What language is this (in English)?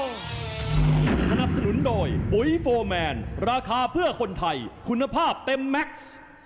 Thai